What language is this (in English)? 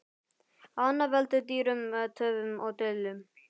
Icelandic